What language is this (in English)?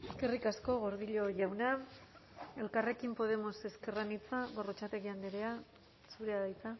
Basque